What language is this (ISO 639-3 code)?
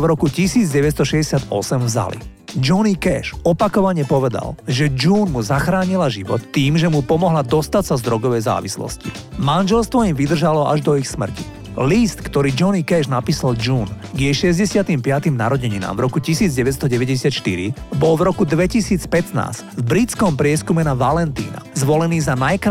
slk